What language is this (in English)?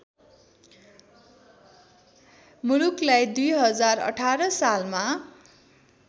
Nepali